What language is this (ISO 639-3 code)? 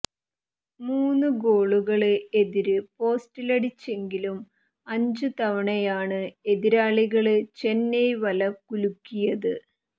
mal